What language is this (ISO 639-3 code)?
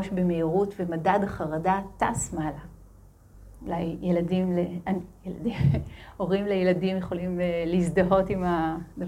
heb